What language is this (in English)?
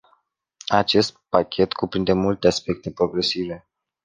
Romanian